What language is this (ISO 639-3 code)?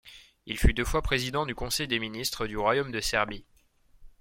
fra